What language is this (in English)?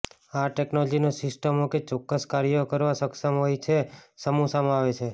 Gujarati